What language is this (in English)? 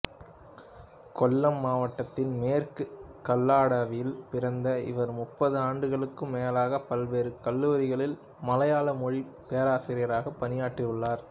Tamil